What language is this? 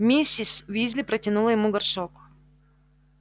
Russian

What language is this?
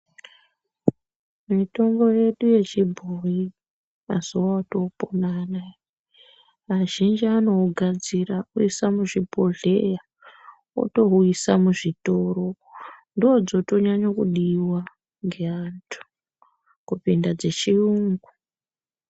Ndau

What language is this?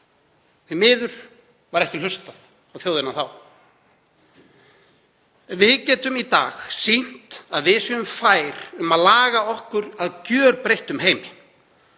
Icelandic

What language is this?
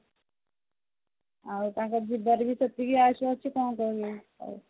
Odia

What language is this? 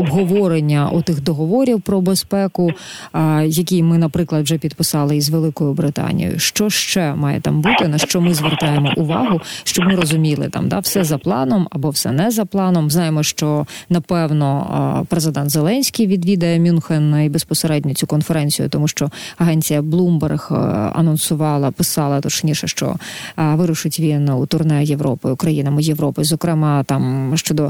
Ukrainian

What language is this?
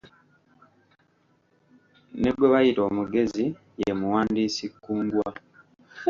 Ganda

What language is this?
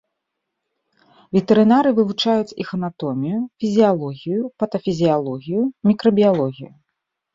Belarusian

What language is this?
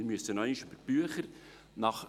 Swiss German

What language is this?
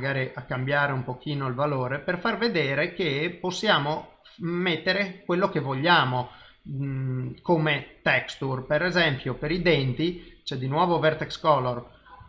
Italian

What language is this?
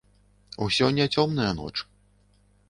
Belarusian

